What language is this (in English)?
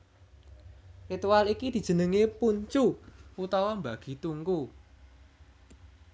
Javanese